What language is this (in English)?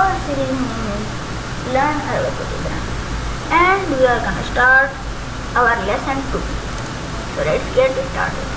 English